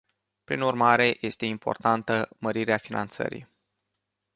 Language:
Romanian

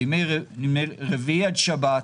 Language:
Hebrew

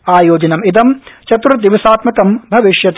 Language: Sanskrit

